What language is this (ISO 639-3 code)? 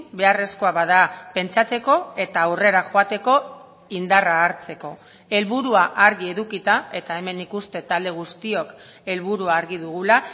eus